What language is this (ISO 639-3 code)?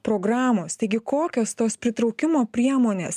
lit